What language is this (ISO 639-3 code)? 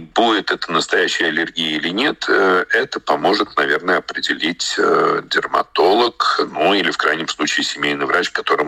rus